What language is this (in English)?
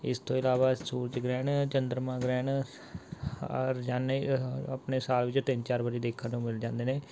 Punjabi